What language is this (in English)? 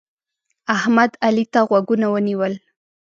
Pashto